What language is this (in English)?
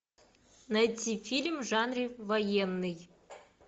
Russian